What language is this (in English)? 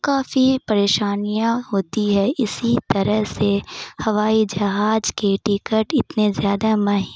Urdu